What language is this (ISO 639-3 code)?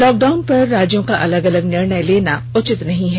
hin